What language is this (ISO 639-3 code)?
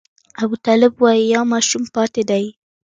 pus